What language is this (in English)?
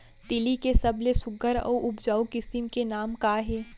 Chhattisgarhi